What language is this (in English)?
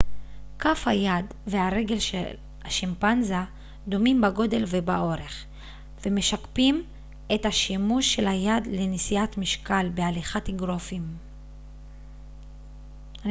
Hebrew